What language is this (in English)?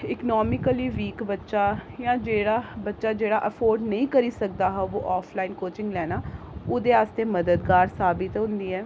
Dogri